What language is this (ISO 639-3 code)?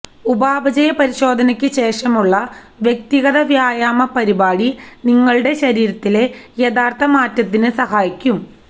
mal